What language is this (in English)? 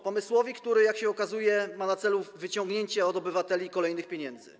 Polish